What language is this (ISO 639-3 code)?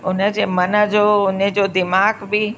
snd